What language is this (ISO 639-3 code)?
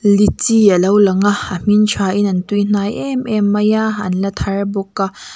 lus